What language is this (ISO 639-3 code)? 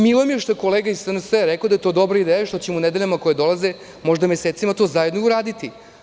srp